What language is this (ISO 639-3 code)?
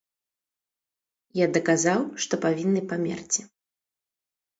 bel